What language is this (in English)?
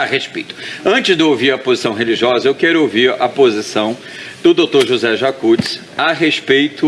Portuguese